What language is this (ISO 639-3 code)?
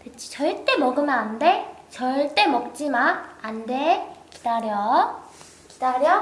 kor